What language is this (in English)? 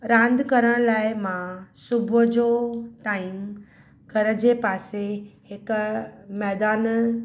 Sindhi